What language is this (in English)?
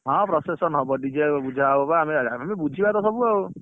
Odia